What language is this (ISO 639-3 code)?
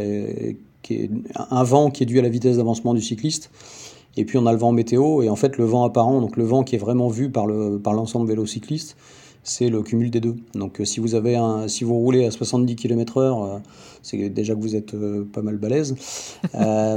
fra